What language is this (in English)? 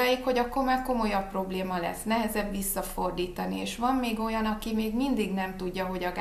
Hungarian